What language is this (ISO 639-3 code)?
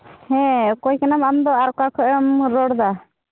sat